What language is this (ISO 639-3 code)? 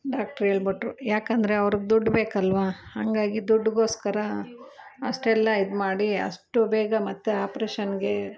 kan